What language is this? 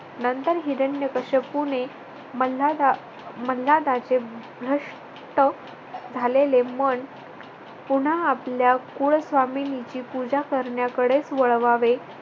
Marathi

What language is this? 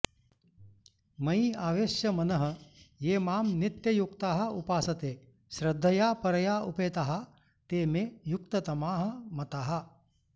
Sanskrit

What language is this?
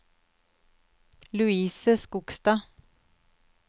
Norwegian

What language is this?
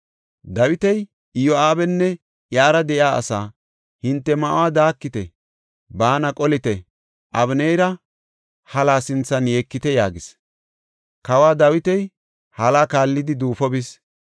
Gofa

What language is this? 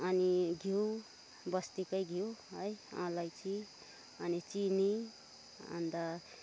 Nepali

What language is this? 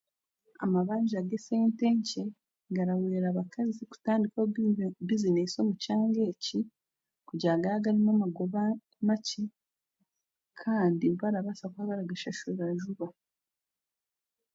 Chiga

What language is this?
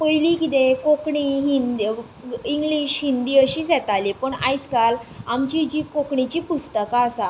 Konkani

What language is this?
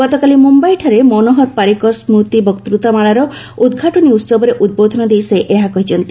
Odia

